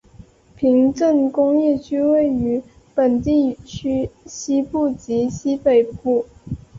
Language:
Chinese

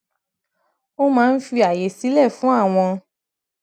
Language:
Yoruba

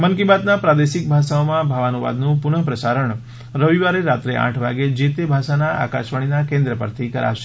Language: Gujarati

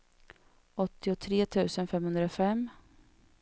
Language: Swedish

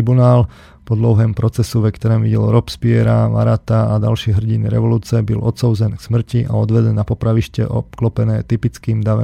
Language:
Slovak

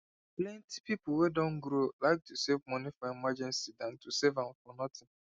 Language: Nigerian Pidgin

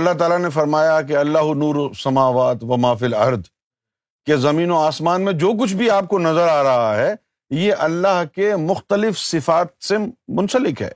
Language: Urdu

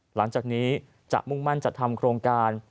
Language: Thai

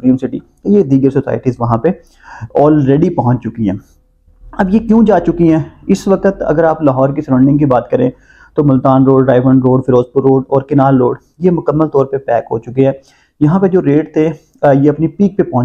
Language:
Hindi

